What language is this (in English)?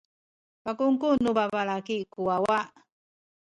Sakizaya